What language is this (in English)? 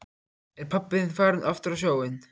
Icelandic